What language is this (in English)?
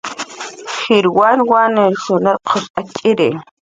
Jaqaru